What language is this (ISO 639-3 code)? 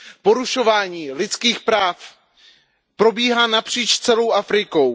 ces